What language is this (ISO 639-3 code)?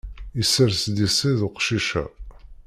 kab